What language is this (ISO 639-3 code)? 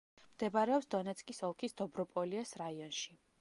kat